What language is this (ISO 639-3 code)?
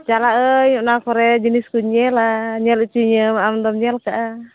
sat